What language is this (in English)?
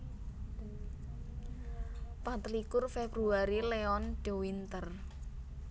Javanese